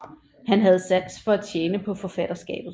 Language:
Danish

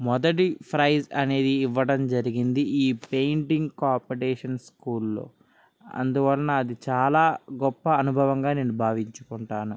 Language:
Telugu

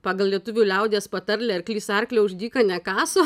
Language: Lithuanian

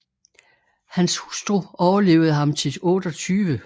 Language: Danish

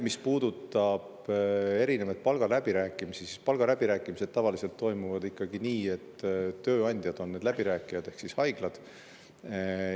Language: Estonian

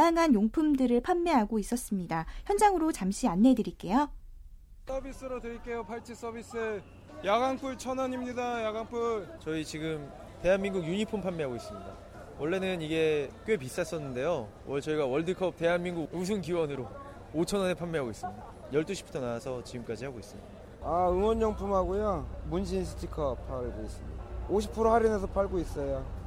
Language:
Korean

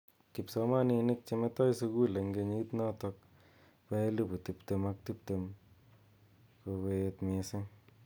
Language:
Kalenjin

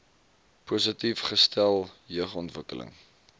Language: Afrikaans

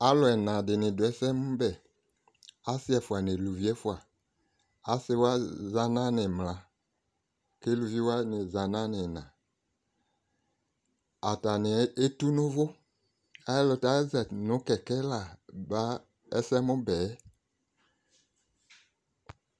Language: Ikposo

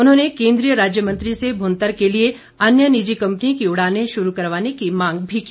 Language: Hindi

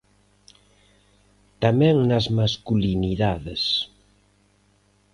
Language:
Galician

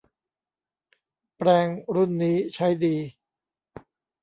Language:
Thai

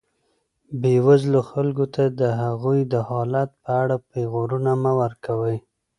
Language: Pashto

